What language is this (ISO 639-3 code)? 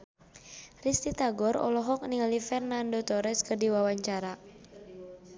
sun